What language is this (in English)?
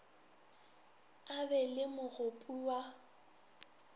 Northern Sotho